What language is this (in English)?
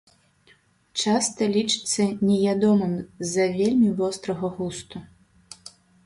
Belarusian